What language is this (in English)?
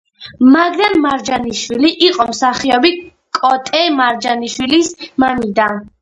Georgian